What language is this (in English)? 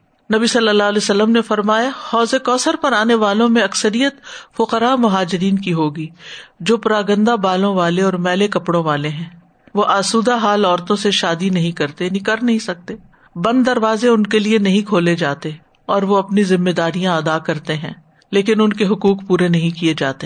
Urdu